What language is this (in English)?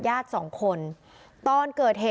Thai